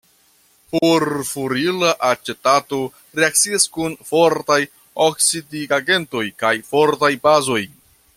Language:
Esperanto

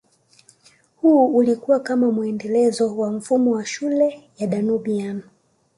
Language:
Swahili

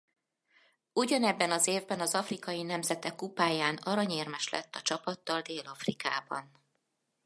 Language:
Hungarian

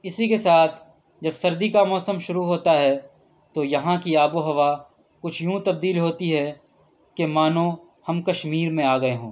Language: Urdu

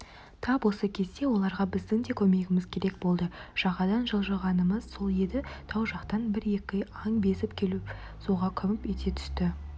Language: Kazakh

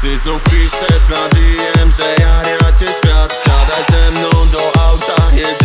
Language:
Polish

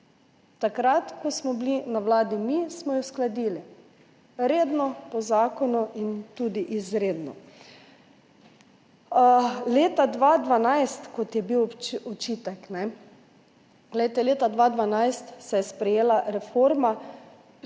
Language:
Slovenian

